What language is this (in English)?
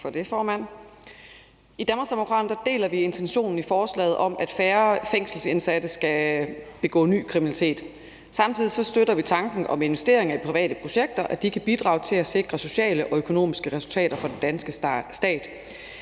Danish